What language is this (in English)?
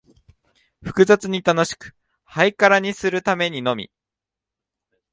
Japanese